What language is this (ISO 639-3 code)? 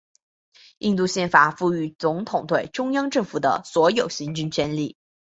zho